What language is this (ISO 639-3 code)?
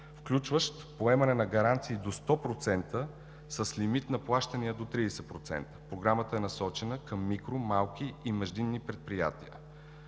bul